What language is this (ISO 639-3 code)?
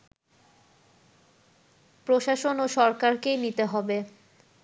ben